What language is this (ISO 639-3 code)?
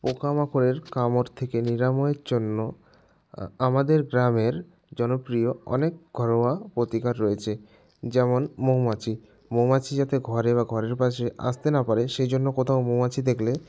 ben